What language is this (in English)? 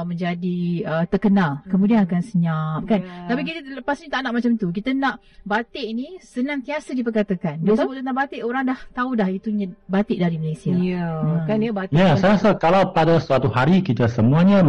Malay